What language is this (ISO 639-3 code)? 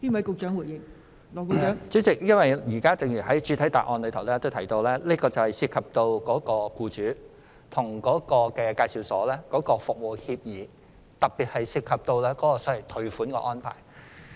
yue